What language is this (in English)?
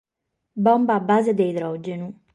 Sardinian